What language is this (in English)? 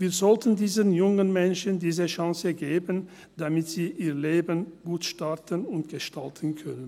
Swiss German